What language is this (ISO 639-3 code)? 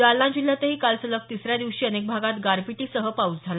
mar